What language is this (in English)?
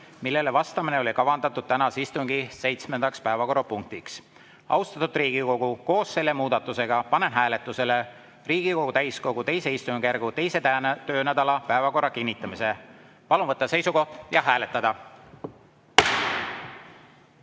Estonian